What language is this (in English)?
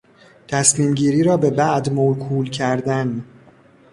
Persian